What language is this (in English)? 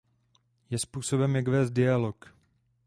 Czech